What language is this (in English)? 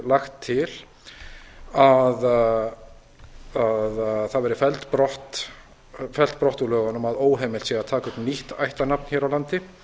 Icelandic